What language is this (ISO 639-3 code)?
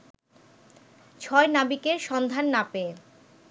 ben